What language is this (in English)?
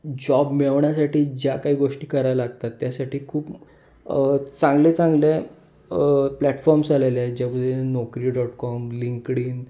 Marathi